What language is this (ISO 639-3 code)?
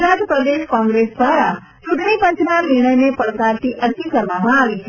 guj